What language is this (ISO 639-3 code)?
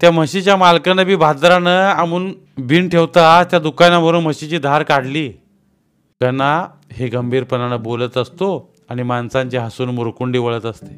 mar